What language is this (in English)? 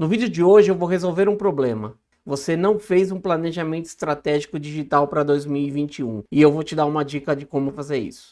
Portuguese